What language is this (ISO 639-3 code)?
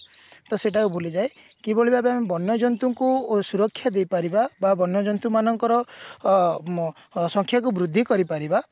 ori